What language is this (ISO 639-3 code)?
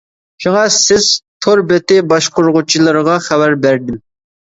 uig